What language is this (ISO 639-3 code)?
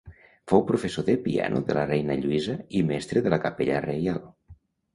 cat